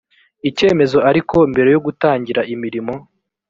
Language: Kinyarwanda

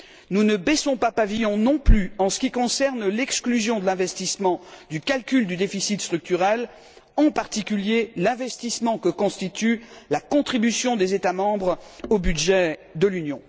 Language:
French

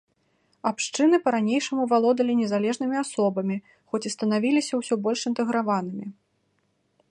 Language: Belarusian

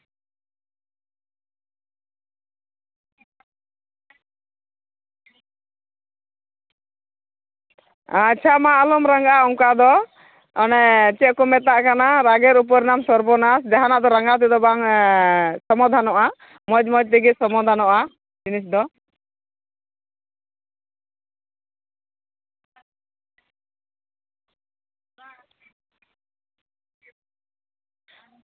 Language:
Santali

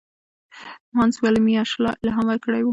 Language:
Pashto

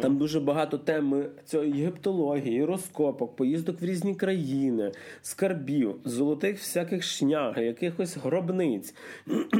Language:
Ukrainian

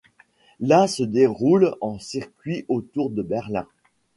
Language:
French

